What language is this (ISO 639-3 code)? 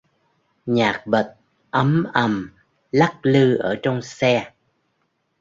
vie